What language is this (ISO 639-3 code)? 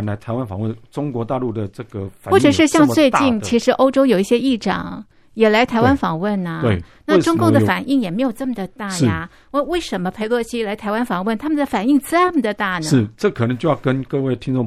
zho